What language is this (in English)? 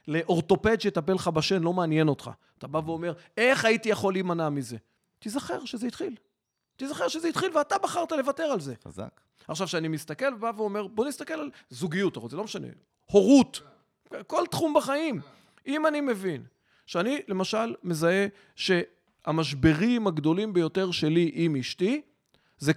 Hebrew